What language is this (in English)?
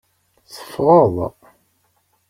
Kabyle